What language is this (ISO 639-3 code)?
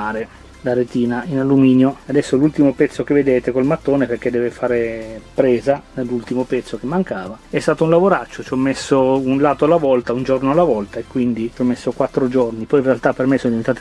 ita